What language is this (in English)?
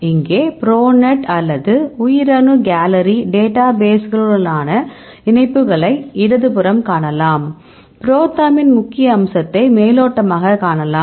Tamil